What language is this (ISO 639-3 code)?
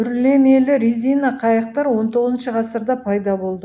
kaz